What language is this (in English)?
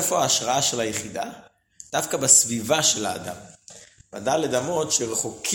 Hebrew